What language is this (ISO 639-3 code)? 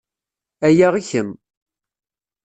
kab